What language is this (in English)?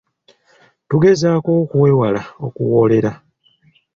Ganda